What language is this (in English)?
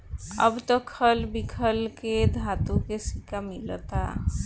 Bhojpuri